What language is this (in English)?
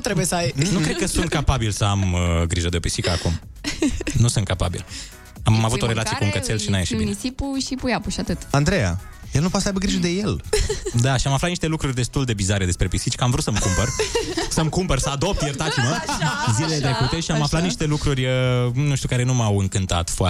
Romanian